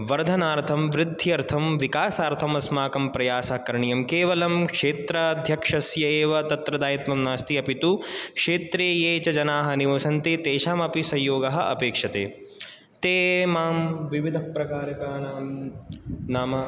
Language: Sanskrit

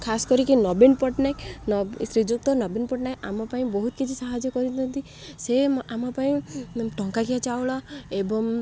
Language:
Odia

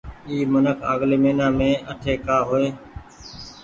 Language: Goaria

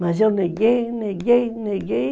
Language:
Portuguese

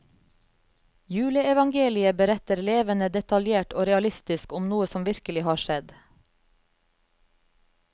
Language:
Norwegian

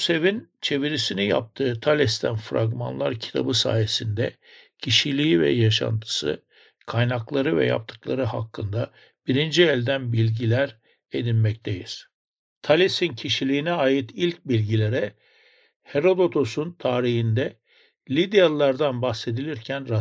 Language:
Turkish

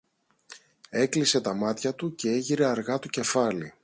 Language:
Greek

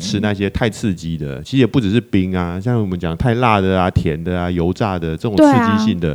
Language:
Chinese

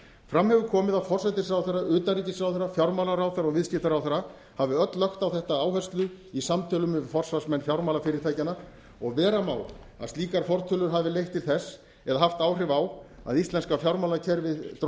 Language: Icelandic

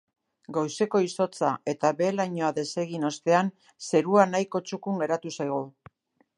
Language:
Basque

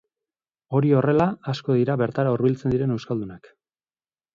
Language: Basque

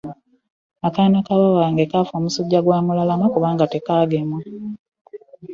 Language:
Ganda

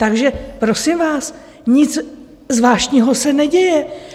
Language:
Czech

